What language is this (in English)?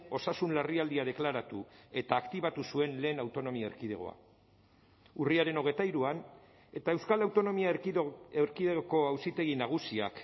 Basque